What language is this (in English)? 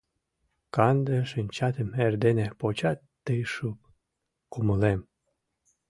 Mari